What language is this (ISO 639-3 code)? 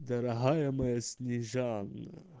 rus